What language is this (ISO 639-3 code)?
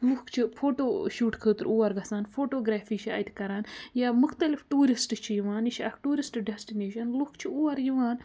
kas